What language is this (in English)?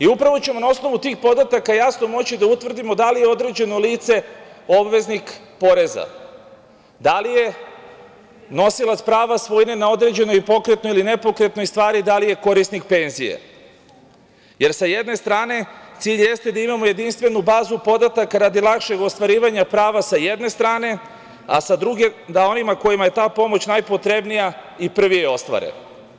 Serbian